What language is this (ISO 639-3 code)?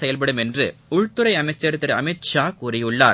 tam